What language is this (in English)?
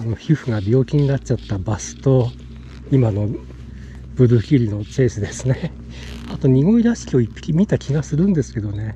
Japanese